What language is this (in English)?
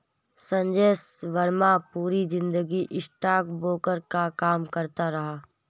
Hindi